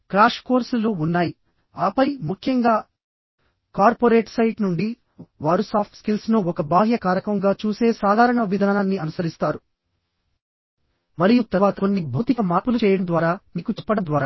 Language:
Telugu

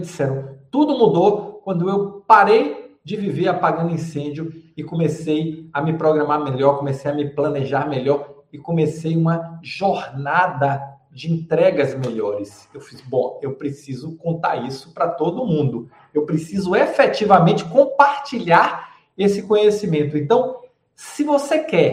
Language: Portuguese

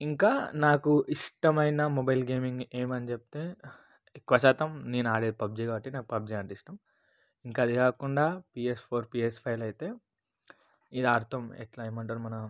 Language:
Telugu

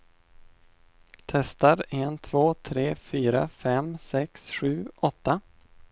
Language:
Swedish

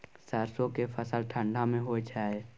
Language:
Maithili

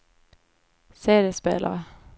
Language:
Swedish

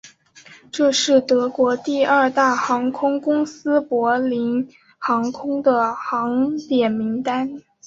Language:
Chinese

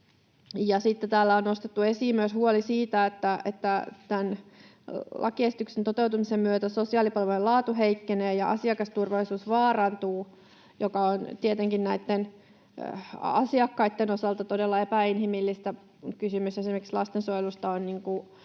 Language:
Finnish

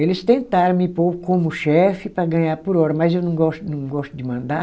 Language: Portuguese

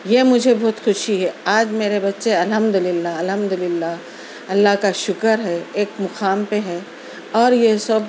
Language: Urdu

